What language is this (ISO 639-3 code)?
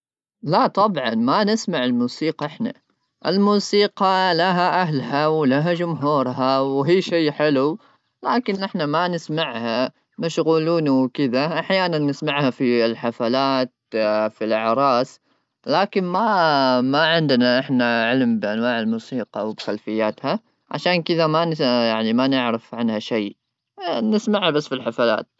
afb